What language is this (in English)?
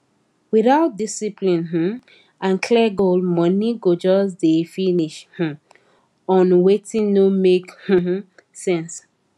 Nigerian Pidgin